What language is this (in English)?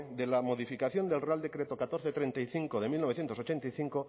Spanish